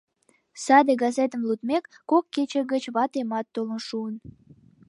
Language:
Mari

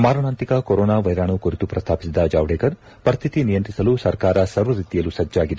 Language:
Kannada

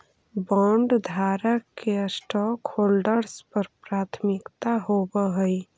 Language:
Magahi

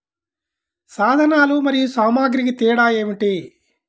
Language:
Telugu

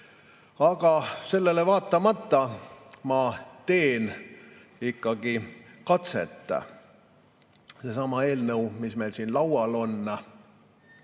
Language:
Estonian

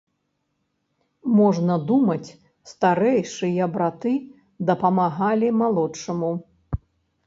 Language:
Belarusian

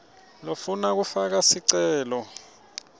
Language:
Swati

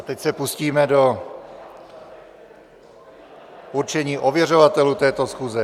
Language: Czech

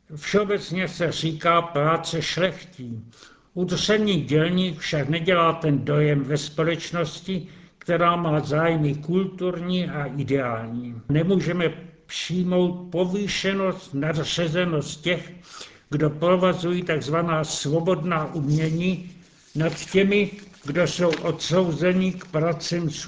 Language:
Czech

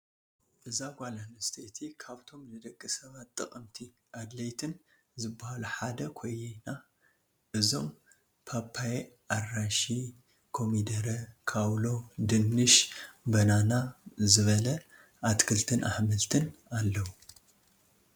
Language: Tigrinya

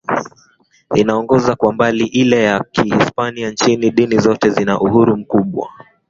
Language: Swahili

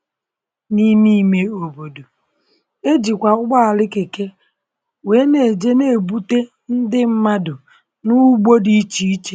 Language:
Igbo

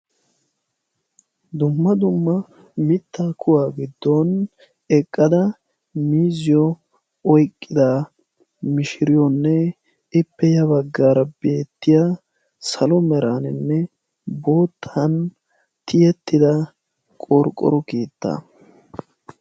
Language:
Wolaytta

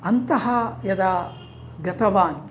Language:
Sanskrit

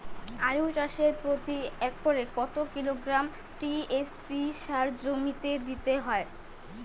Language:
Bangla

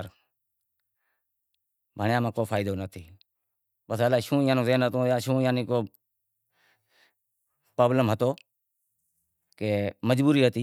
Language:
Wadiyara Koli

